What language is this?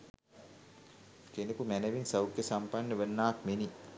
Sinhala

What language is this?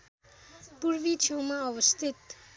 Nepali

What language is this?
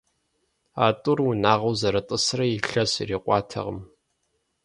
Kabardian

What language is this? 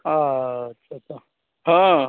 Maithili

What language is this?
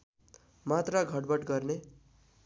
Nepali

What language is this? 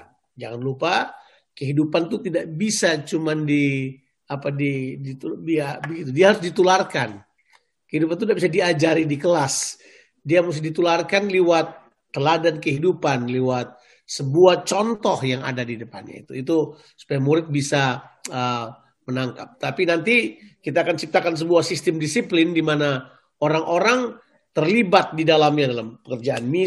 Indonesian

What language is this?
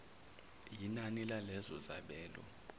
Zulu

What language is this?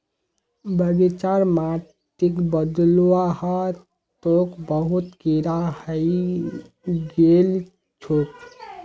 Magahi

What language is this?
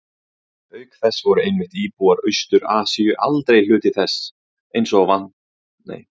Icelandic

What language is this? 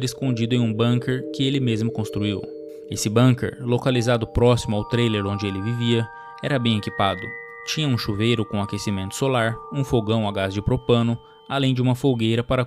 Portuguese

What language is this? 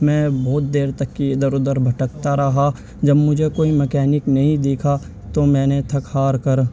Urdu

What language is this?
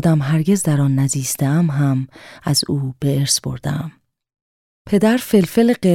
Persian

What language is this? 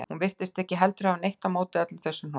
Icelandic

